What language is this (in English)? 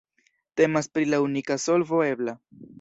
Esperanto